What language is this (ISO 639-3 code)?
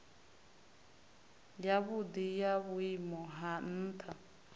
ven